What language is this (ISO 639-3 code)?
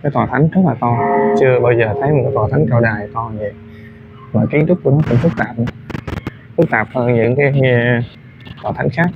vie